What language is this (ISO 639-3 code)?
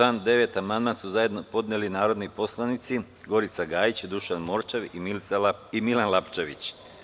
srp